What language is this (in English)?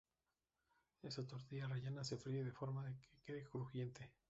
Spanish